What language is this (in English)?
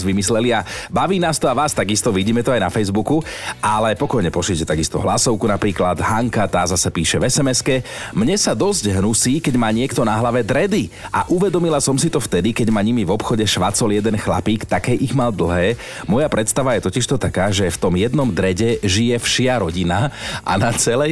Slovak